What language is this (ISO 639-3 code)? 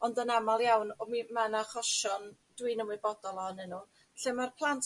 cym